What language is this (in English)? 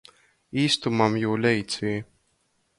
Latgalian